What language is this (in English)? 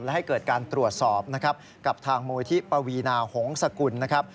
Thai